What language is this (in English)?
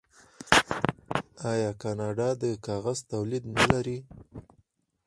Pashto